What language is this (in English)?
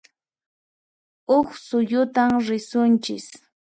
Puno Quechua